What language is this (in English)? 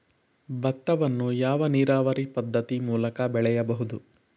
Kannada